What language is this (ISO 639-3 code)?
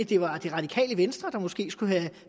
dan